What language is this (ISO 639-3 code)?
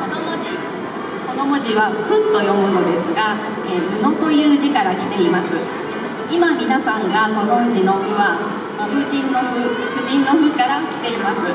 jpn